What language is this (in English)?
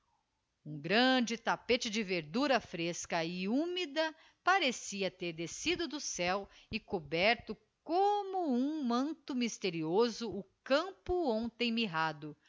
Portuguese